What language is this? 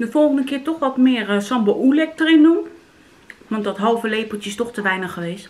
Dutch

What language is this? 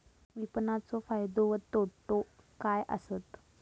Marathi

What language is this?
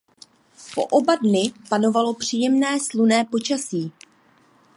Czech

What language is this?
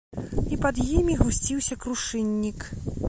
Belarusian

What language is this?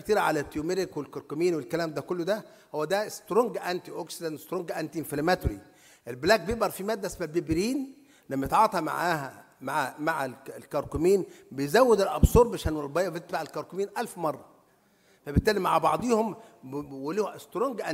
Arabic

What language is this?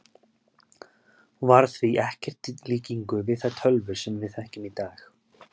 Icelandic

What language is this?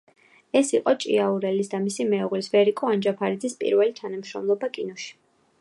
Georgian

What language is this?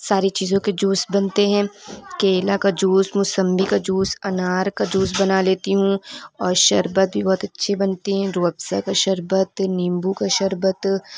Urdu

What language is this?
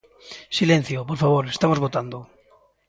Galician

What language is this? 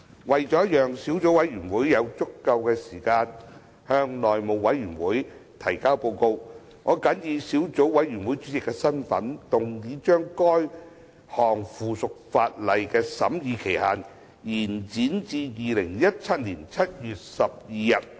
Cantonese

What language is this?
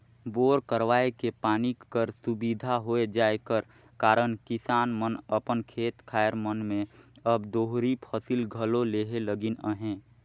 Chhattisgarhi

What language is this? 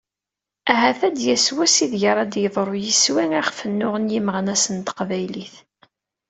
Kabyle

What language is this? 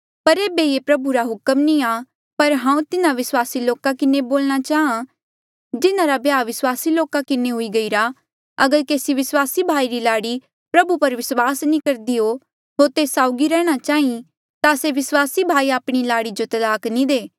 Mandeali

